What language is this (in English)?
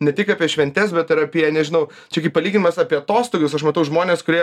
Lithuanian